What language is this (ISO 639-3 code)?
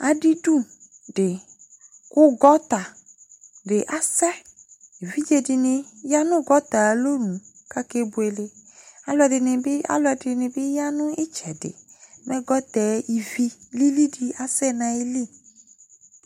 kpo